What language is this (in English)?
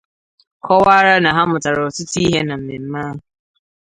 Igbo